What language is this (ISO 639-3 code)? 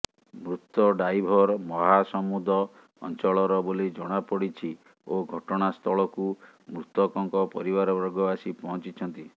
ori